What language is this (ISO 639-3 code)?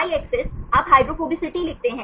hin